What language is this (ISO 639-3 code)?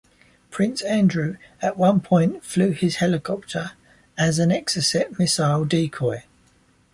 eng